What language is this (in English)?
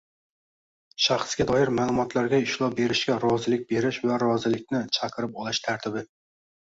Uzbek